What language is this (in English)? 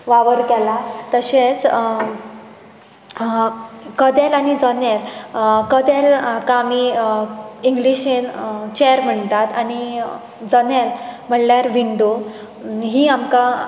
Konkani